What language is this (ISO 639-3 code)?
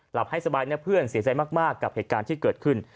tha